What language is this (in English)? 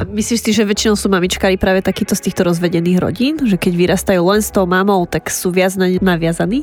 Slovak